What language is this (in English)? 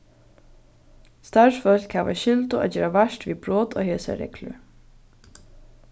Faroese